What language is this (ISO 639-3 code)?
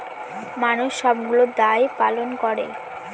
ben